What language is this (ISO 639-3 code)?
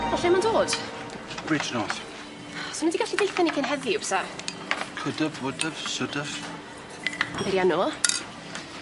cym